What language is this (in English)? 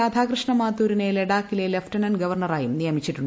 Malayalam